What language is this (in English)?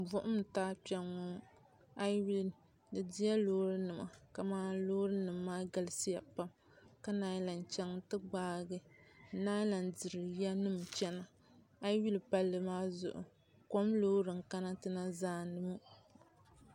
Dagbani